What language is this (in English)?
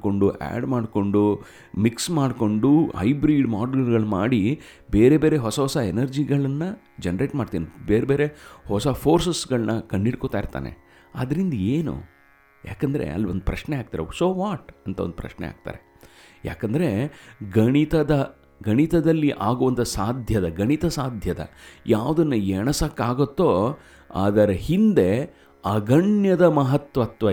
Kannada